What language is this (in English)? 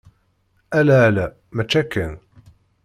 Kabyle